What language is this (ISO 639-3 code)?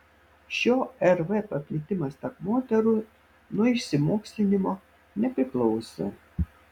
lit